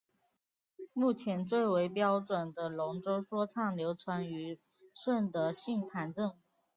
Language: Chinese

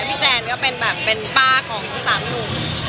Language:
Thai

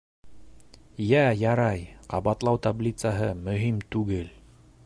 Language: Bashkir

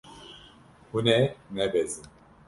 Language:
Kurdish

